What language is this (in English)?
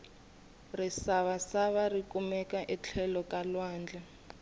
Tsonga